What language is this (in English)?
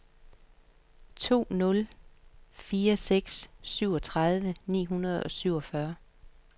Danish